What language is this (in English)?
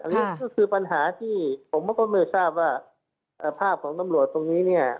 Thai